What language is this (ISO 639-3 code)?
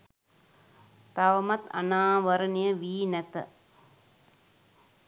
sin